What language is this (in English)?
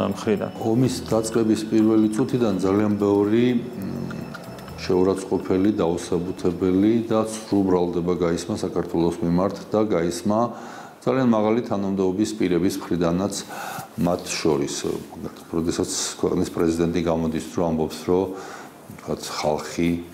Romanian